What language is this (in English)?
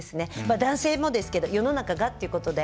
Japanese